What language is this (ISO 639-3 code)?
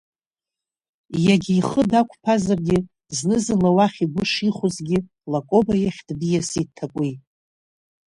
abk